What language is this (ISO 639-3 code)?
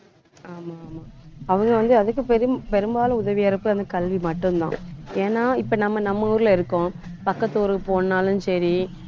tam